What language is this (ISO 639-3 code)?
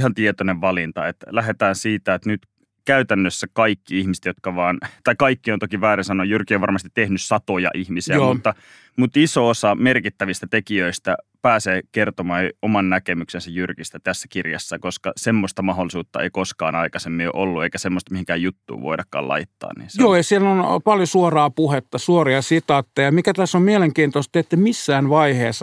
fin